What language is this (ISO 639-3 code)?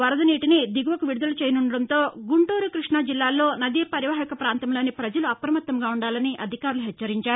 tel